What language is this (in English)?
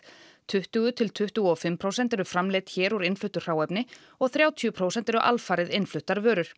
Icelandic